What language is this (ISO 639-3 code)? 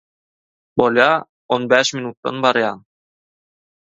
tuk